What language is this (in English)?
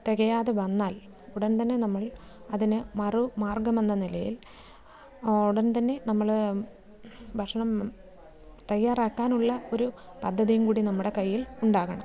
Malayalam